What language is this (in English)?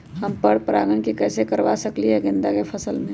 Magahi